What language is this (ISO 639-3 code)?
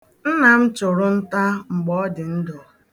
ibo